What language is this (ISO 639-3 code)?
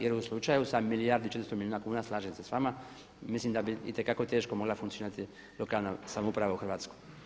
hrv